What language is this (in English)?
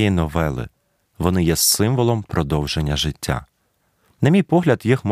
Ukrainian